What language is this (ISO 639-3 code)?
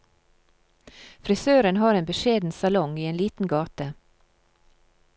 nor